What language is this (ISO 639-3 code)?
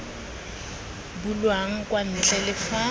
tsn